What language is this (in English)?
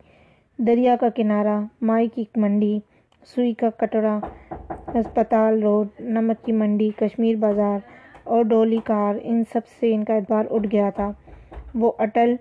Urdu